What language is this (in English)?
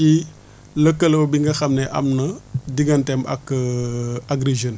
Wolof